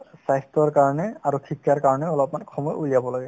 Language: Assamese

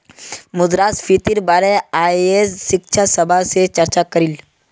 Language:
Magahi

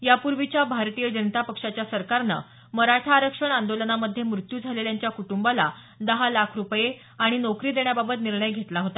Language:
Marathi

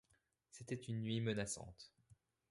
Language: French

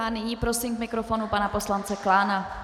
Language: Czech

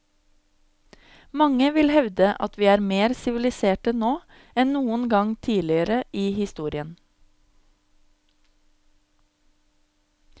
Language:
Norwegian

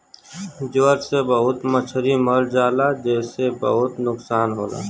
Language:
Bhojpuri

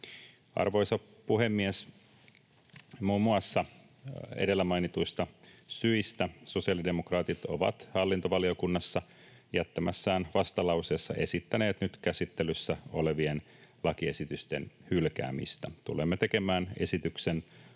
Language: Finnish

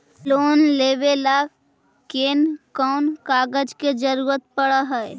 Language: Magahi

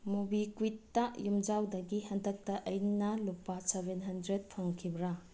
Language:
Manipuri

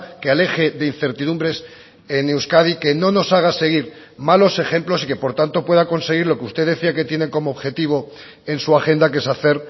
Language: Spanish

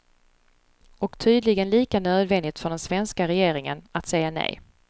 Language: Swedish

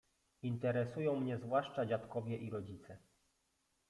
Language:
Polish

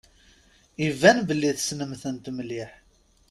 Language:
Kabyle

